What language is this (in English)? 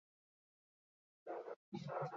Basque